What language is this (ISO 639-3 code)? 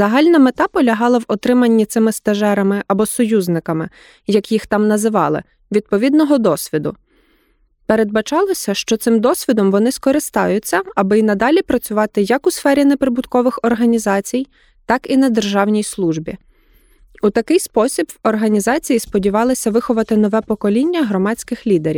ukr